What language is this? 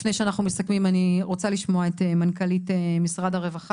Hebrew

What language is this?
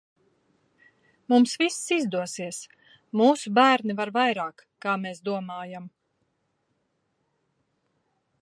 Latvian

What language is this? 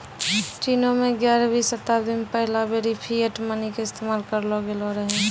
Maithili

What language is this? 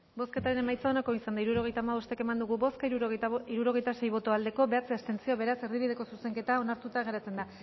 Basque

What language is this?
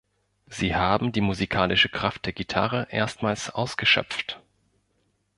German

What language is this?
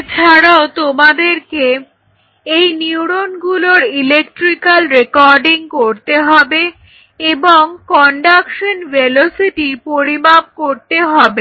Bangla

